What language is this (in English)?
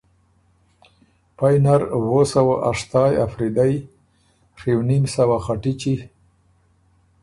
Ormuri